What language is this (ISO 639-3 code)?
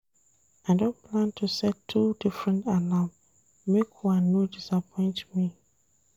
pcm